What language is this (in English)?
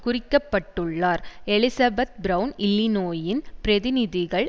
Tamil